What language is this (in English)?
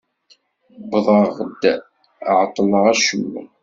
Kabyle